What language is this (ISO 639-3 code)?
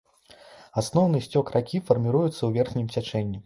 bel